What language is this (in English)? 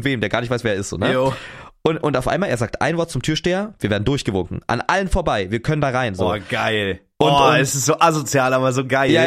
German